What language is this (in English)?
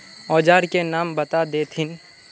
Magahi